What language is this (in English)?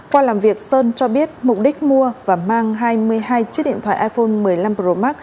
Vietnamese